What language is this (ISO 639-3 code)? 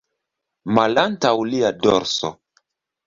epo